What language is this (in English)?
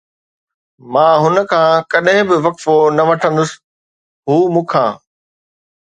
Sindhi